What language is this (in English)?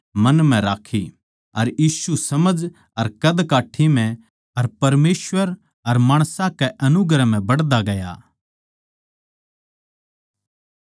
Haryanvi